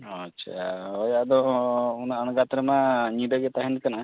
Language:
Santali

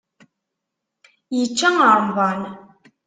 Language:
Kabyle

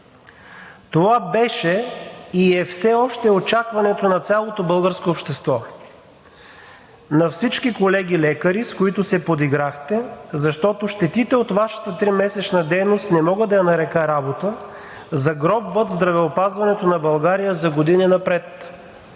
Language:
Bulgarian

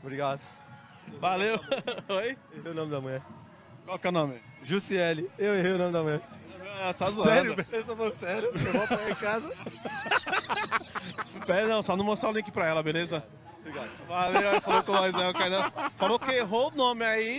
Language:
Portuguese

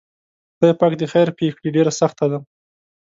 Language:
Pashto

